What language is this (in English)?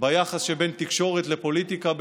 Hebrew